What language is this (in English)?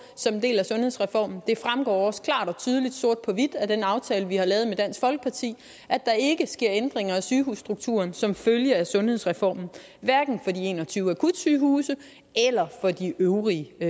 Danish